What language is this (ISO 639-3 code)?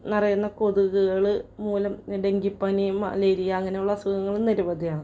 mal